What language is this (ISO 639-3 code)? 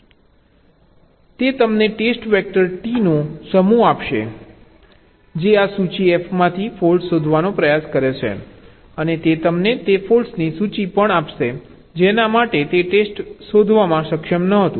guj